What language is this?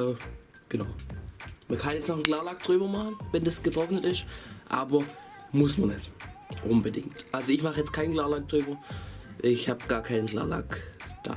German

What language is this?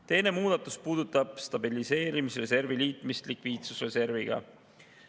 Estonian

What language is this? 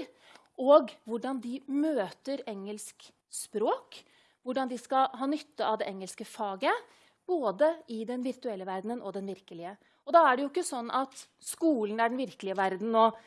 Norwegian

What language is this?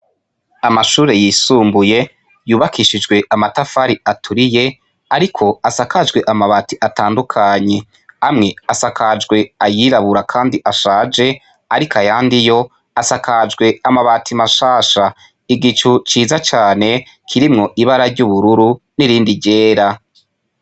Rundi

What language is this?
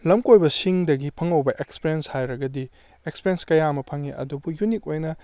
Manipuri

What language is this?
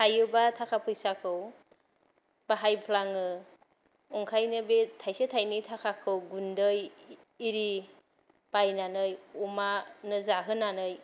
Bodo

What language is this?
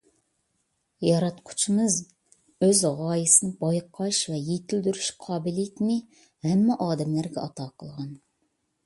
Uyghur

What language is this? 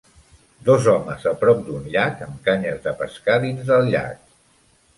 Catalan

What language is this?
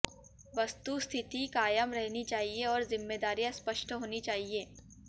Hindi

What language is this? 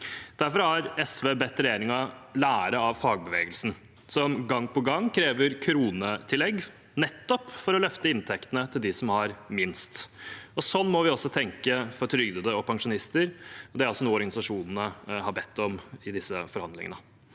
Norwegian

